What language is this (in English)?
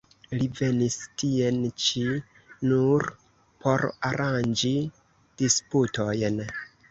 Esperanto